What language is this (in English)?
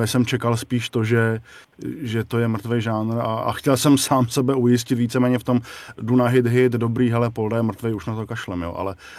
Czech